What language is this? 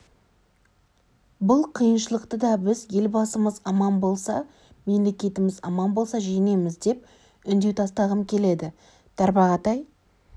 Kazakh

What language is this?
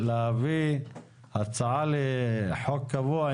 Hebrew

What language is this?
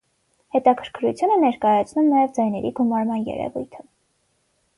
Armenian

